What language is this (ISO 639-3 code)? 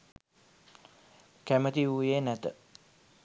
sin